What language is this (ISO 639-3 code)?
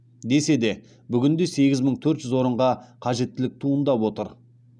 kaz